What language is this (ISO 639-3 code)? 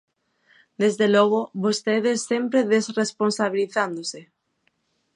glg